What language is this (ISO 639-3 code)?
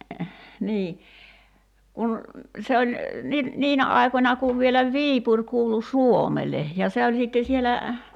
fin